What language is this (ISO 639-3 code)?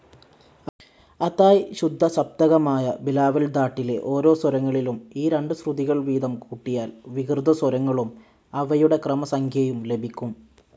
mal